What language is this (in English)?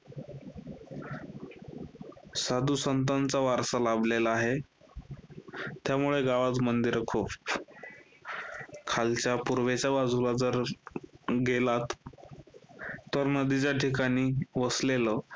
Marathi